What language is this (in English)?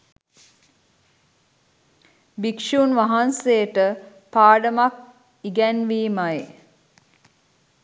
Sinhala